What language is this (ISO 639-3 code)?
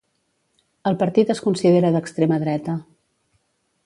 cat